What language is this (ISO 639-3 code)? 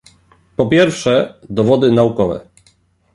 pol